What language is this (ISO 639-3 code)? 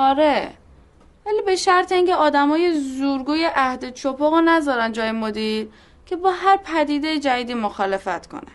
fas